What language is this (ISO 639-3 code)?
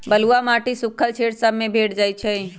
mag